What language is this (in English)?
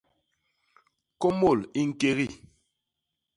Basaa